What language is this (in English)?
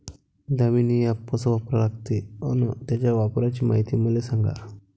Marathi